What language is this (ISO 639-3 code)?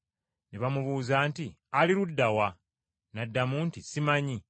lug